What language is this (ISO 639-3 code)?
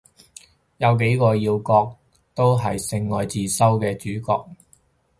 yue